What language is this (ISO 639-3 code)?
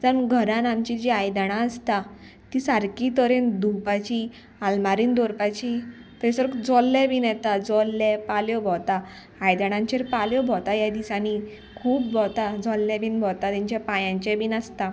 kok